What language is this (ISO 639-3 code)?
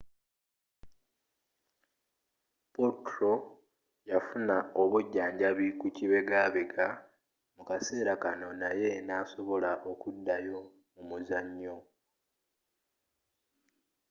lug